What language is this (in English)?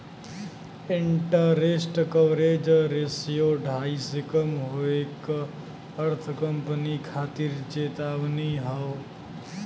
Bhojpuri